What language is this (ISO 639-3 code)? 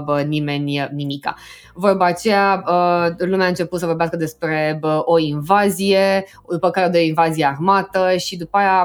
ron